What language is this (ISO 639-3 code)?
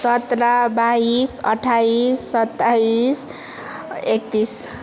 nep